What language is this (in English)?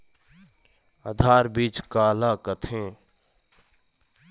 Chhattisgarhi